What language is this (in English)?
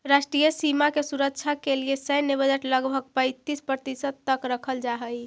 Magahi